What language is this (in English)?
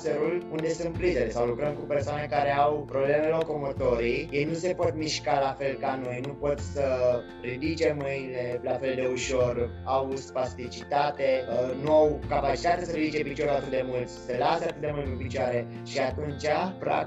Romanian